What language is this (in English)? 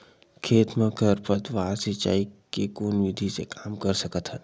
Chhattisgarhi